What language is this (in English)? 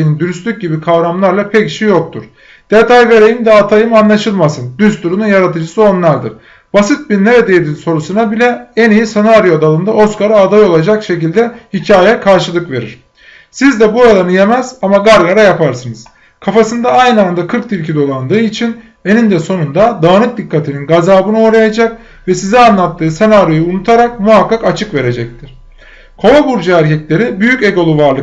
Turkish